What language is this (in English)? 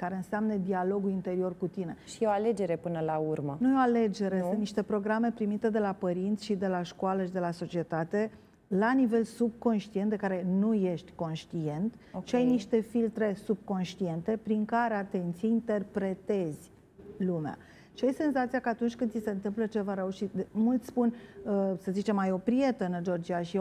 Romanian